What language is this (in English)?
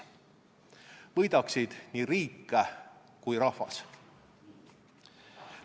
Estonian